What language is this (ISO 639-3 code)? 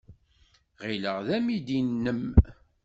kab